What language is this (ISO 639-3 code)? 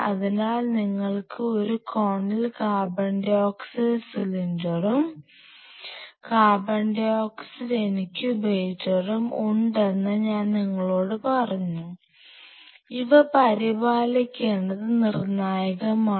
mal